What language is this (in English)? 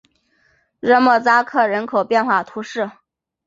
Chinese